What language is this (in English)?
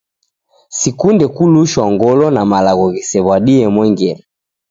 Taita